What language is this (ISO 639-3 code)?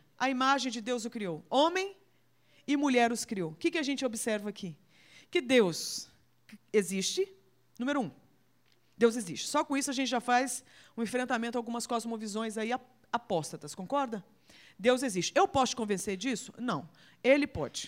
por